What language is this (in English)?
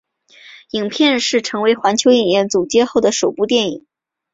Chinese